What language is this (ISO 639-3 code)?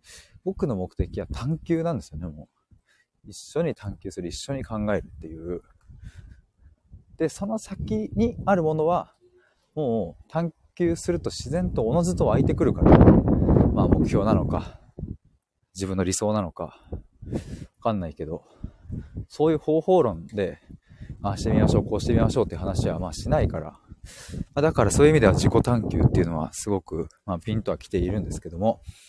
jpn